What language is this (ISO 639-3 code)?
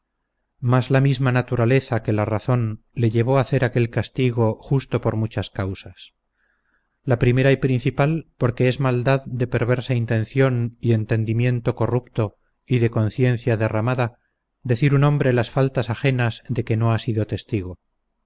spa